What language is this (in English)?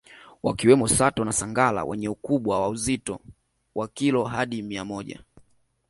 Swahili